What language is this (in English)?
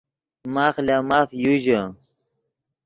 Yidgha